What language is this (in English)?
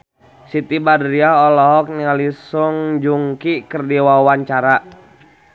Sundanese